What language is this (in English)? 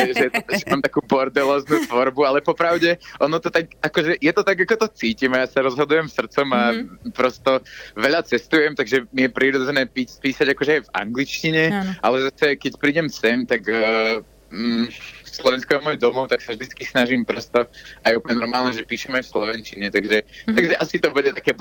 Slovak